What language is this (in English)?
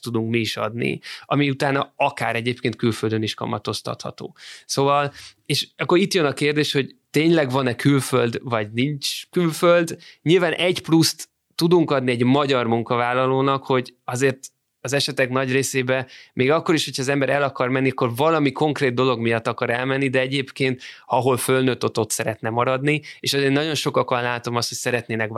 Hungarian